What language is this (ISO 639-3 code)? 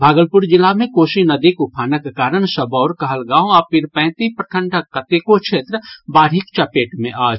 mai